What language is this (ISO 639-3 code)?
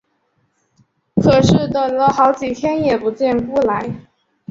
zho